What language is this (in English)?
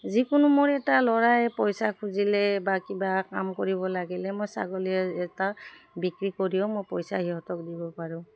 Assamese